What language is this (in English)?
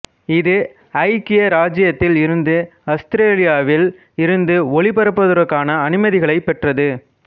Tamil